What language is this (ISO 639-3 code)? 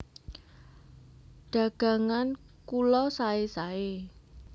jav